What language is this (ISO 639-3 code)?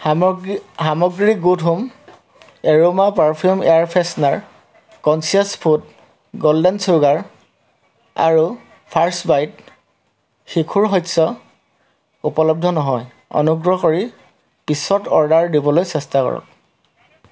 asm